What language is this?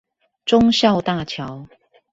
Chinese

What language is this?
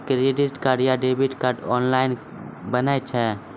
Maithili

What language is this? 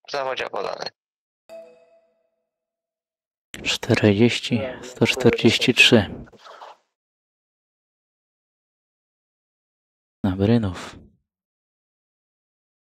Polish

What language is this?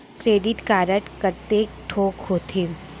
Chhattisgarhi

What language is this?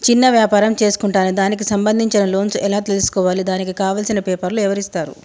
Telugu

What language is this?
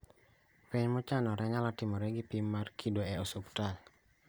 Luo (Kenya and Tanzania)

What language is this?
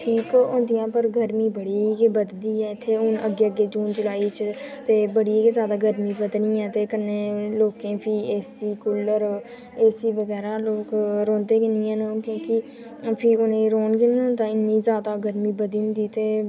Dogri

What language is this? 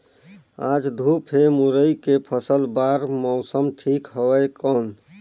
Chhattisgarhi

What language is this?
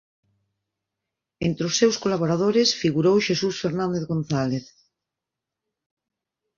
Galician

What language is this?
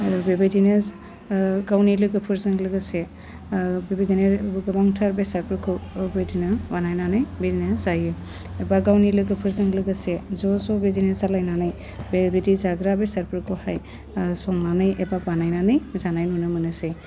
Bodo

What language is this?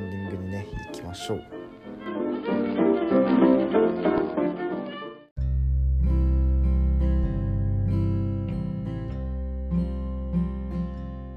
Japanese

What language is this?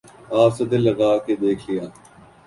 Urdu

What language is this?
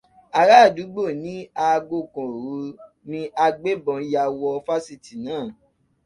Yoruba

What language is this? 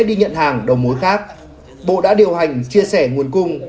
Vietnamese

